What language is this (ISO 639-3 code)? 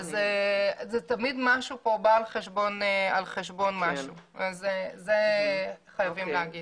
heb